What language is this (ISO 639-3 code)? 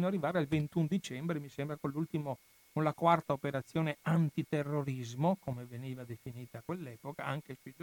ita